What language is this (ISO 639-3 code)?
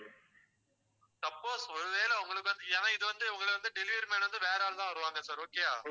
tam